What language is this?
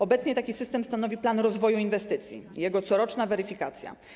Polish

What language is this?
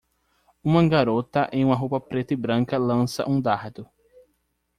Portuguese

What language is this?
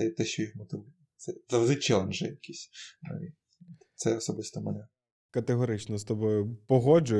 Ukrainian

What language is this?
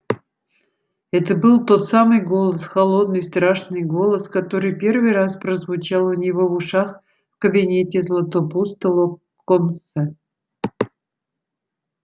Russian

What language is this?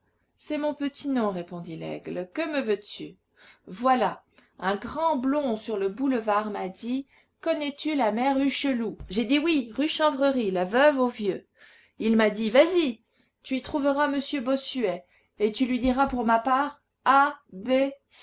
French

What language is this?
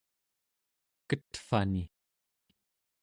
Central Yupik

